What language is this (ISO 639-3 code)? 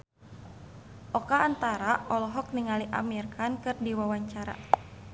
sun